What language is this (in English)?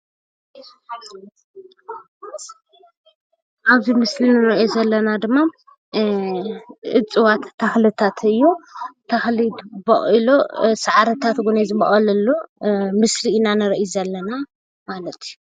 Tigrinya